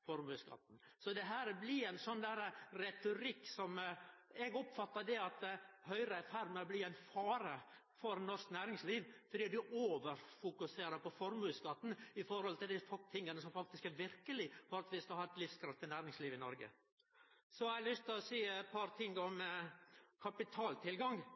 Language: Norwegian Nynorsk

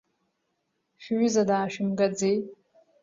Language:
Abkhazian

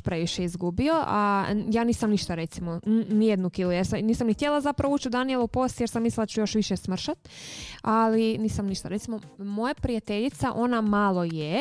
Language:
Croatian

